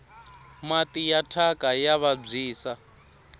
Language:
Tsonga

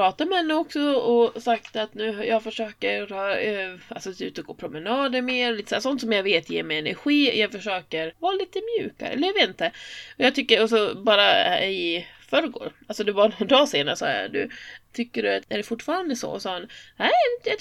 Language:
Swedish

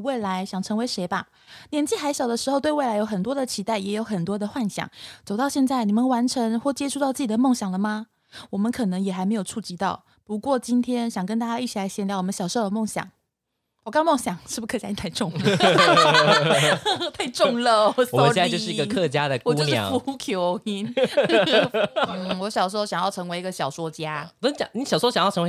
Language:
Chinese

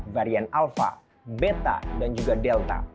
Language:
Indonesian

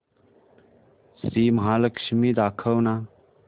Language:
Marathi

